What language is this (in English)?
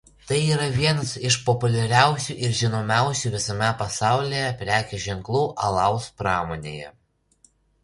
Lithuanian